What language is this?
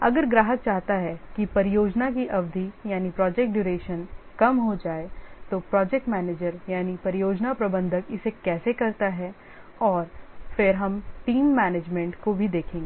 Hindi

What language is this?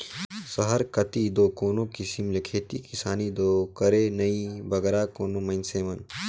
Chhattisgarhi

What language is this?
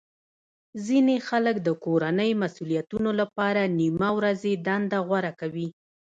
Pashto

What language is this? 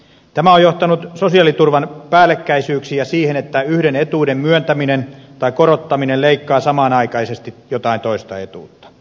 Finnish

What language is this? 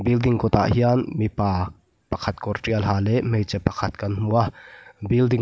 Mizo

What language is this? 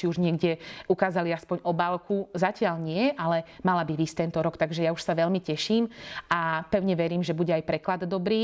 Slovak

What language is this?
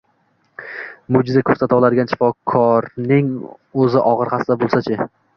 Uzbek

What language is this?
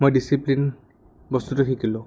Assamese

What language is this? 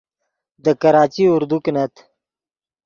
Yidgha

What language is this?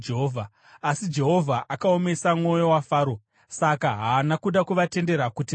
Shona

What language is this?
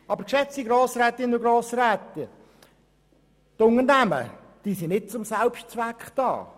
Swiss German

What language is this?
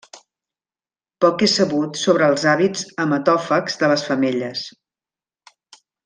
Catalan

